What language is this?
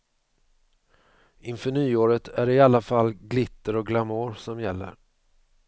Swedish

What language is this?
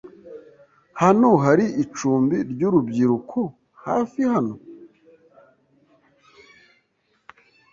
Kinyarwanda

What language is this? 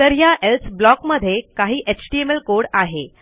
Marathi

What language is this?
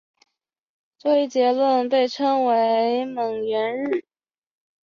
Chinese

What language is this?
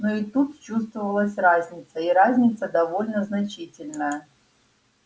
Russian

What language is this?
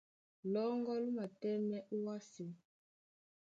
Duala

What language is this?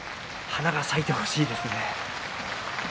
Japanese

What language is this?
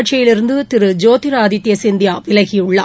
Tamil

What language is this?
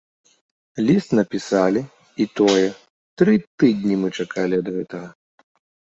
Belarusian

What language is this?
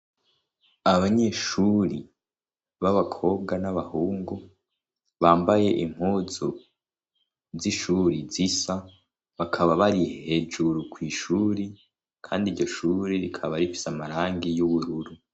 Rundi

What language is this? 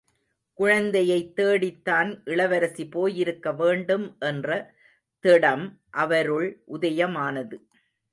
Tamil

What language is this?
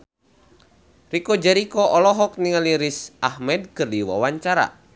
Sundanese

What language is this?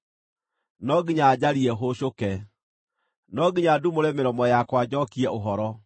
Kikuyu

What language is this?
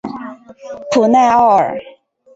Chinese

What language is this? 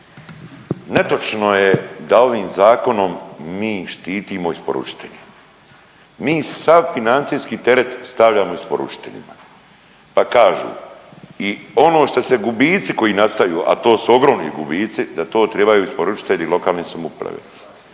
Croatian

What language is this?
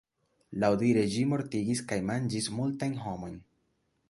Esperanto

